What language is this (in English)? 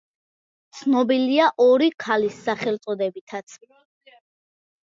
Georgian